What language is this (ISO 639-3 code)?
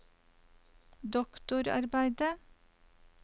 nor